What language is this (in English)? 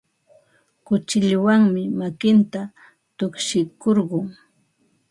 Ambo-Pasco Quechua